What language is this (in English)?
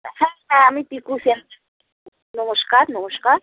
Bangla